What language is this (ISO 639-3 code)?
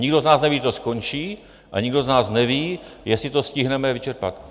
ces